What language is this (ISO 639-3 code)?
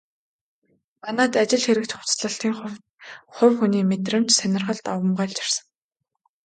mon